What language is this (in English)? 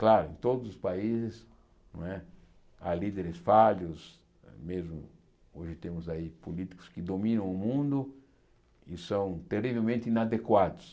Portuguese